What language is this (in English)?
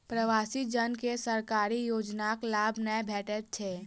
Maithili